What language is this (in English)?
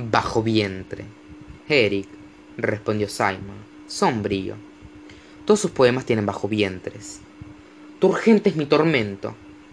Spanish